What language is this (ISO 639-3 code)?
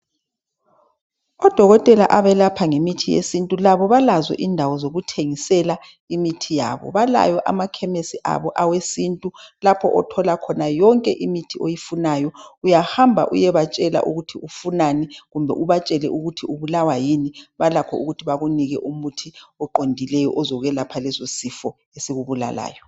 nde